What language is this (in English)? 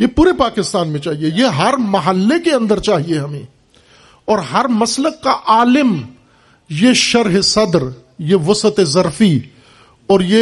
Urdu